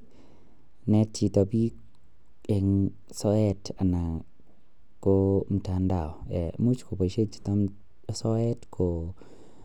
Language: Kalenjin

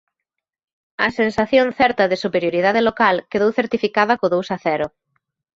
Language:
Galician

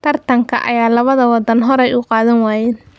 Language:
Somali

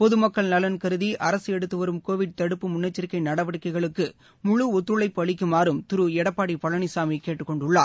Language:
Tamil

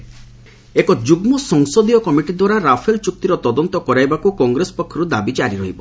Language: Odia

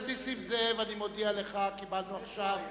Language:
Hebrew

